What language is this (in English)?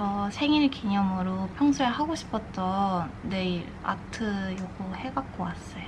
Korean